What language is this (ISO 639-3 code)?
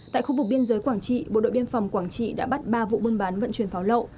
vie